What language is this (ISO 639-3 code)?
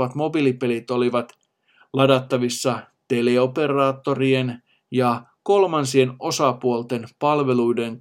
fin